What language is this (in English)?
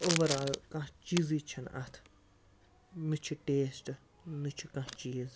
Kashmiri